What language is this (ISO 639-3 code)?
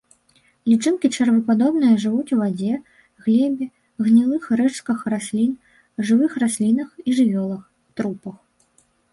bel